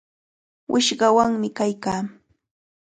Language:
Cajatambo North Lima Quechua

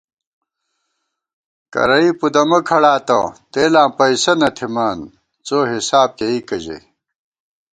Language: Gawar-Bati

